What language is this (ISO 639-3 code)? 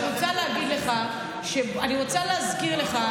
heb